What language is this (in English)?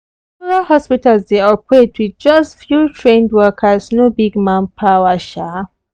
Nigerian Pidgin